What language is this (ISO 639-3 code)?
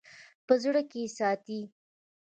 pus